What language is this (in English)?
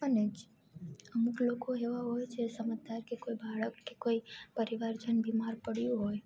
Gujarati